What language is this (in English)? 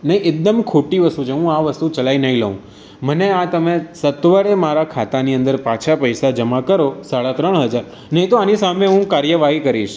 Gujarati